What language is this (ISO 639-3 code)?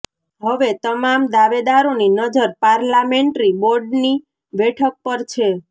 guj